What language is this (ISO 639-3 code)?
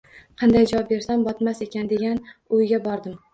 uzb